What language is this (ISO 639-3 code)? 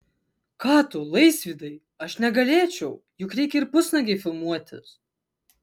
lit